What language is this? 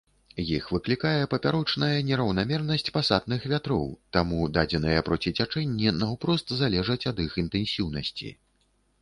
Belarusian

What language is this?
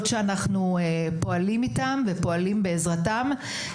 Hebrew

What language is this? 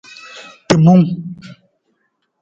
Nawdm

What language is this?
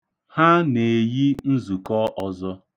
Igbo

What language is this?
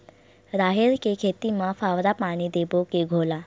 Chhattisgarhi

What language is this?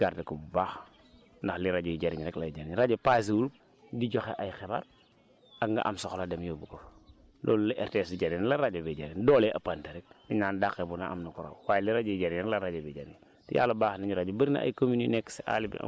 Wolof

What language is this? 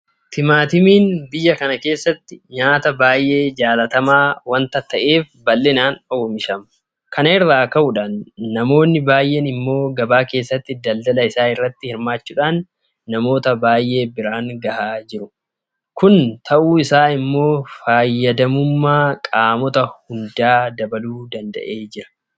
Oromo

